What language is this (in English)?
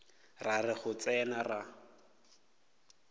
Northern Sotho